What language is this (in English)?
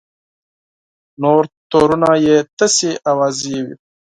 Pashto